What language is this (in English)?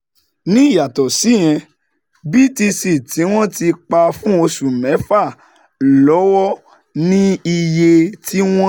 Yoruba